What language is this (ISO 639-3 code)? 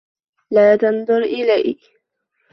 ara